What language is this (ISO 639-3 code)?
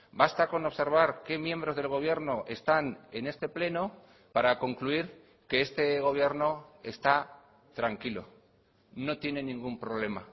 spa